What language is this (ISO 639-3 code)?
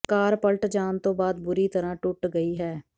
pan